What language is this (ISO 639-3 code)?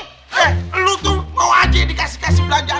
ind